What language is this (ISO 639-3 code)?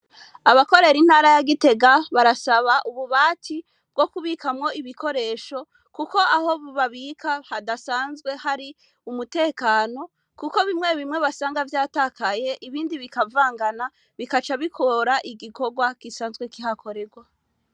run